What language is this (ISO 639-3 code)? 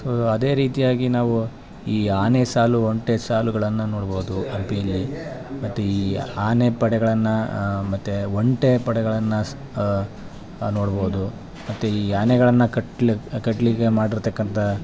kan